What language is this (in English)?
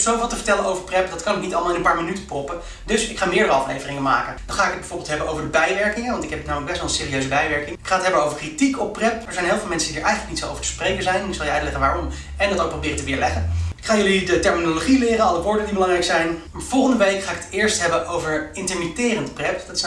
Dutch